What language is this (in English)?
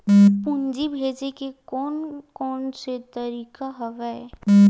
Chhattisgarhi